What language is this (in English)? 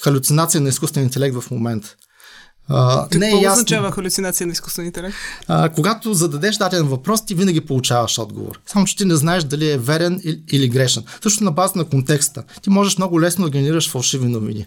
Bulgarian